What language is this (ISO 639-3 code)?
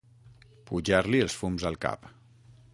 cat